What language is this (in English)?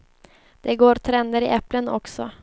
Swedish